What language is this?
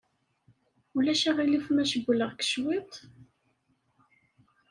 Kabyle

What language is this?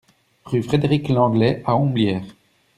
French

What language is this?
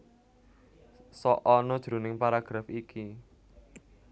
Javanese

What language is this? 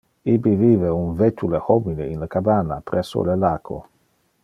Interlingua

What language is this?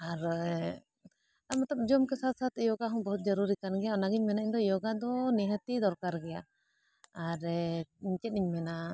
Santali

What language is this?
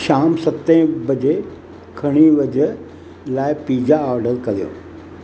Sindhi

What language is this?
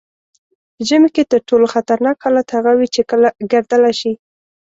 Pashto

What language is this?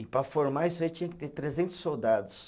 Portuguese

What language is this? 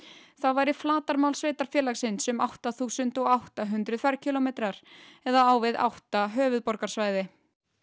Icelandic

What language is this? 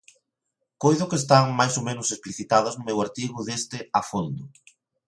Galician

